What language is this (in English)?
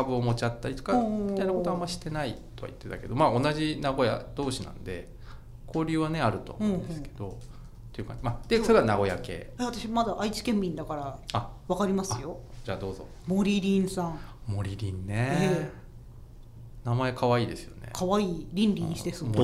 Japanese